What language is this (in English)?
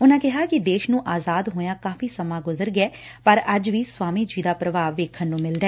Punjabi